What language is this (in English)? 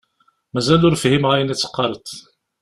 Kabyle